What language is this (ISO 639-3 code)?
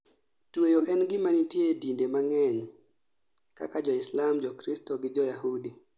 luo